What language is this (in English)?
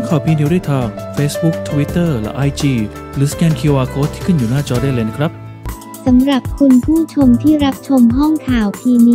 Thai